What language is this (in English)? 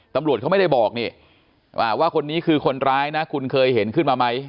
Thai